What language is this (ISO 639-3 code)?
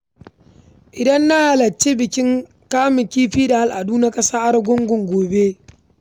hau